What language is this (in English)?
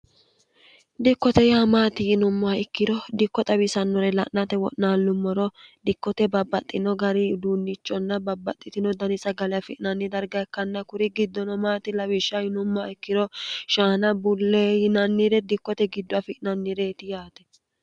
Sidamo